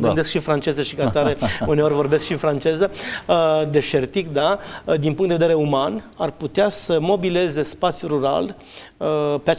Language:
Romanian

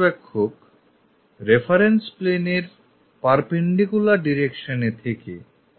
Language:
Bangla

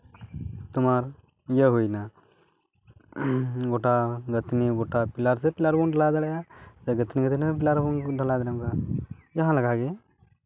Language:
Santali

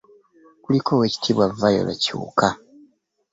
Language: Ganda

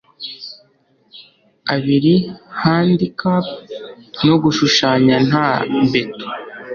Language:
Kinyarwanda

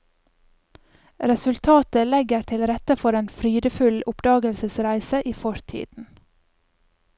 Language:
Norwegian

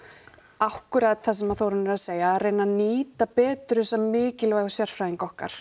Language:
Icelandic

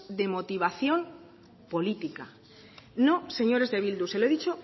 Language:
Spanish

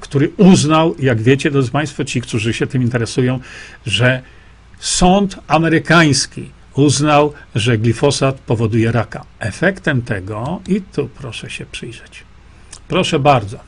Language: Polish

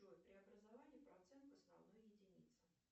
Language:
Russian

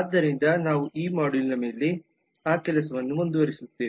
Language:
Kannada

